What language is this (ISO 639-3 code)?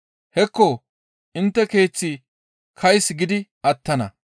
gmv